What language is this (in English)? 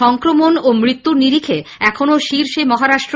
Bangla